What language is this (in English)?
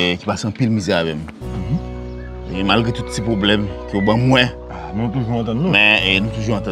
French